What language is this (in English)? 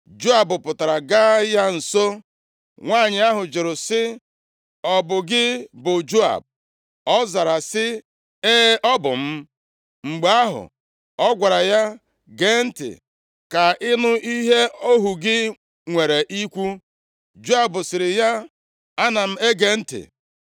Igbo